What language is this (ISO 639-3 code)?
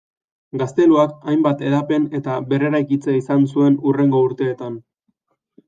eus